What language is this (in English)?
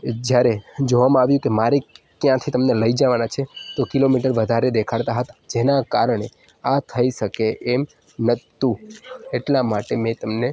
Gujarati